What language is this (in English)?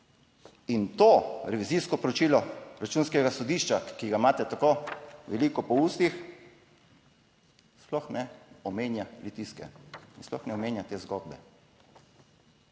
Slovenian